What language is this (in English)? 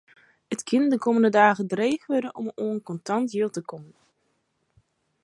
Western Frisian